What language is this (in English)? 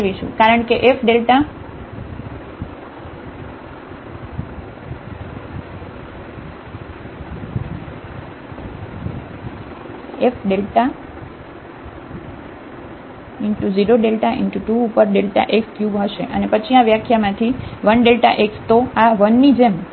Gujarati